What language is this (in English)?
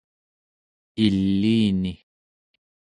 Central Yupik